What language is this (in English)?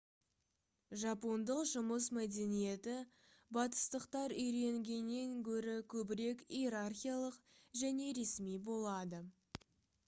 Kazakh